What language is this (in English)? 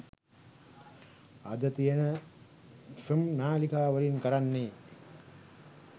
Sinhala